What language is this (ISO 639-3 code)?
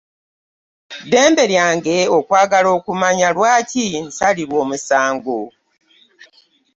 lug